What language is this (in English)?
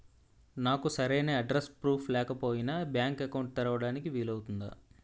Telugu